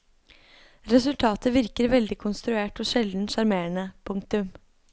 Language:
Norwegian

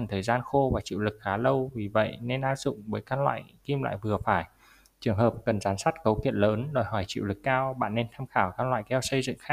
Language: Vietnamese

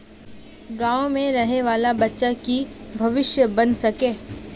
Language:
Magahi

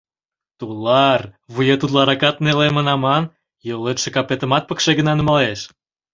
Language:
Mari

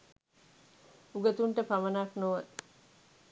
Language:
Sinhala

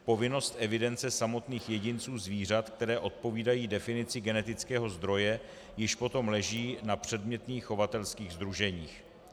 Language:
Czech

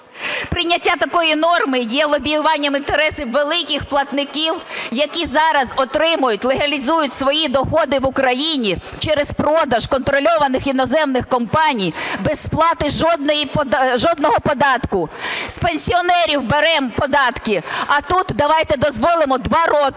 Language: Ukrainian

